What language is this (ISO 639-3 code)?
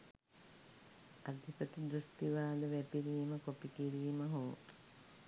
sin